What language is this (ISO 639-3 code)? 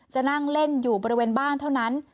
tha